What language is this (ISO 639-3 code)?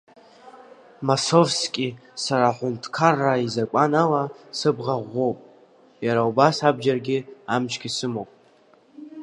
abk